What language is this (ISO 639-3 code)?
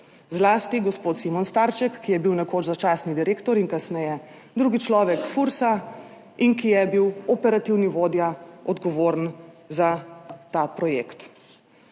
slv